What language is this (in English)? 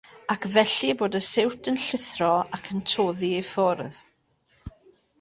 Welsh